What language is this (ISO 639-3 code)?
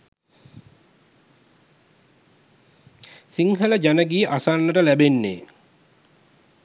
sin